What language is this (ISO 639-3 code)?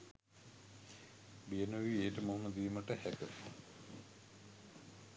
sin